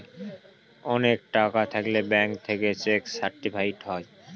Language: Bangla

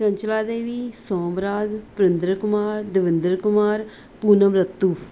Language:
Punjabi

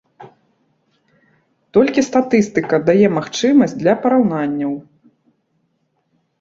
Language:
Belarusian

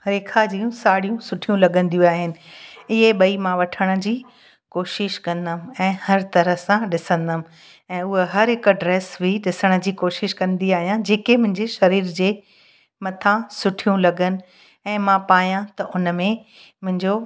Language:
Sindhi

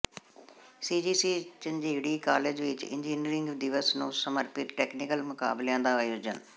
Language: Punjabi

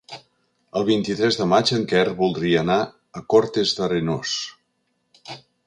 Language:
Catalan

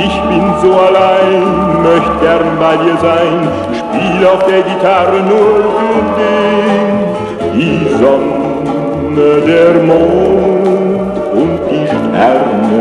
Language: Romanian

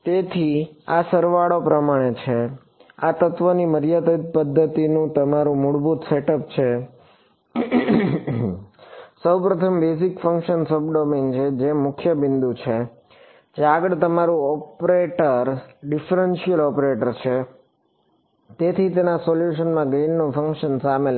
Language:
Gujarati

